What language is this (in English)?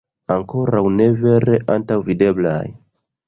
Esperanto